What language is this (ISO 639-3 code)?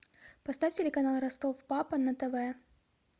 rus